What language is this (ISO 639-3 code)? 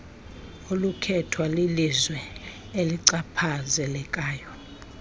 xho